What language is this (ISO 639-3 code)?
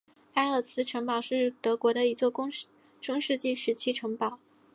zho